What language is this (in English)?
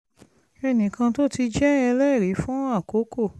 Yoruba